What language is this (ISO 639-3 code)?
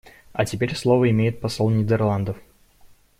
rus